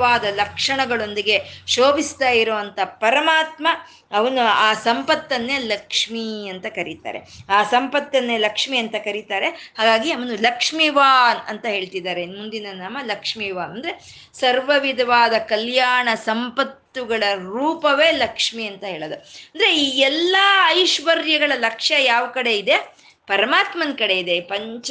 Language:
Kannada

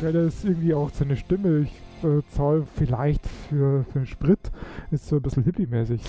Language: German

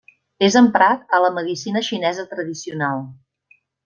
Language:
Catalan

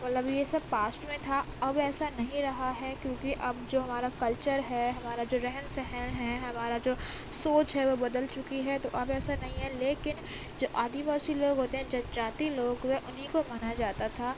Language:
Urdu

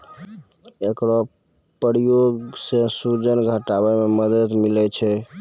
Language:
Maithili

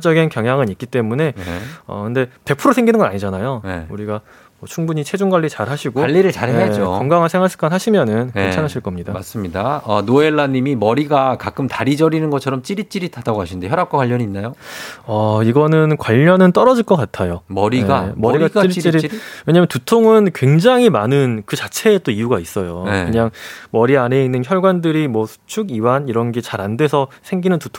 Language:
Korean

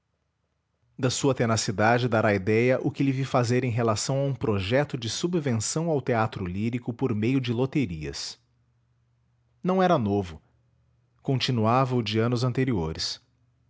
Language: Portuguese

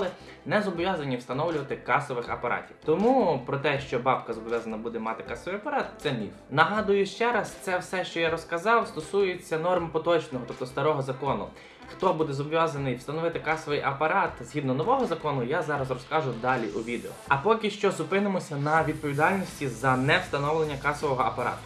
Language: Ukrainian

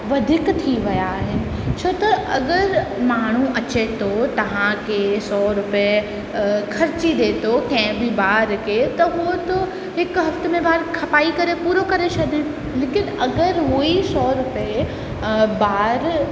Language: Sindhi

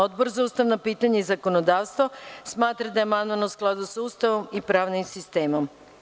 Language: Serbian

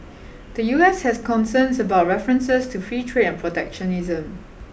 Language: English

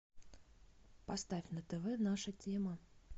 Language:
Russian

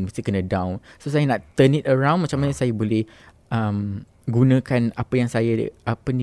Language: Malay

